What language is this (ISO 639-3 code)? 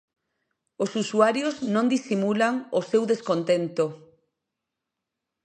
glg